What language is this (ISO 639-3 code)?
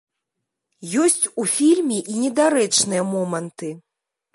bel